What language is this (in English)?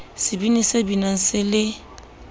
Southern Sotho